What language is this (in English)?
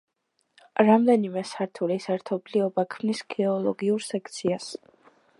Georgian